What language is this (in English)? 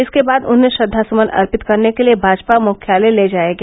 Hindi